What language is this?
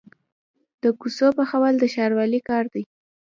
Pashto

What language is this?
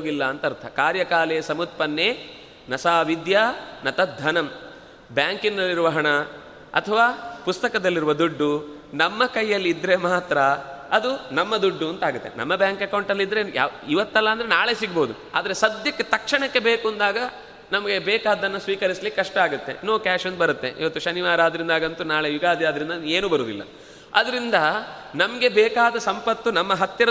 Kannada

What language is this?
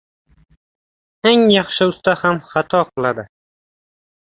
Uzbek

